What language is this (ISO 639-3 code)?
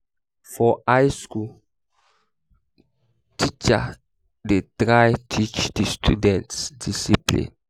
pcm